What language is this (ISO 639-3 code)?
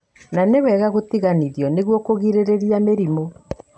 kik